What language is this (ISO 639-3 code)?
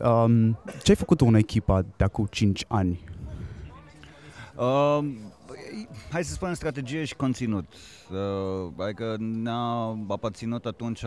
ron